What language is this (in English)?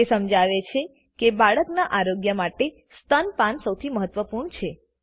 Gujarati